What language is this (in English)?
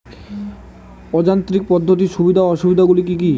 Bangla